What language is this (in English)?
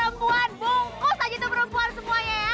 Indonesian